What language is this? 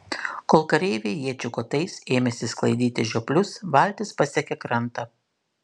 Lithuanian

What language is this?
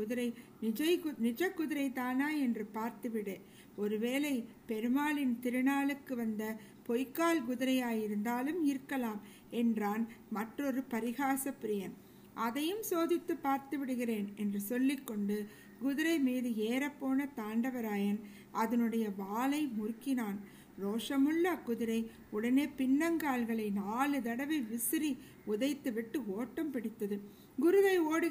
Tamil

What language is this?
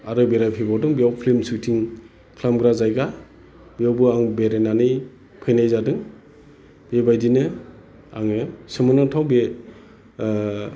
Bodo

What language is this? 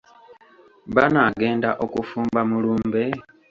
Ganda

